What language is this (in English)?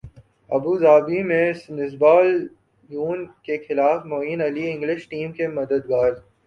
Urdu